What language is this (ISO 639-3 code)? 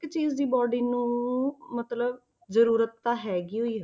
pan